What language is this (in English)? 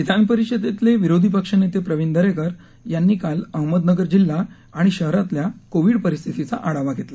Marathi